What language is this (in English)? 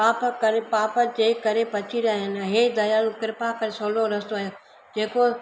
Sindhi